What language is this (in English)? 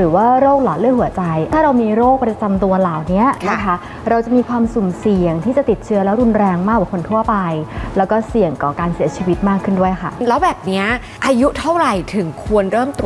Thai